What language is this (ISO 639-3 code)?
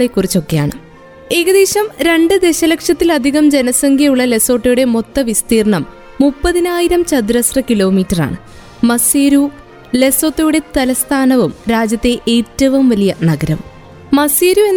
mal